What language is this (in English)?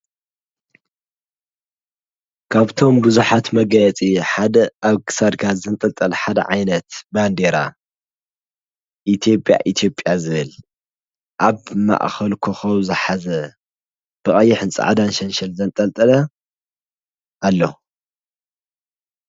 Tigrinya